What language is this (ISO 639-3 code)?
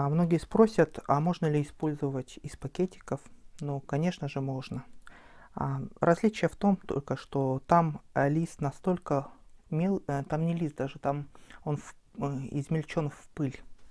rus